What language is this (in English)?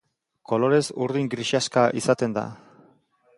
Basque